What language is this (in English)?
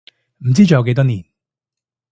Cantonese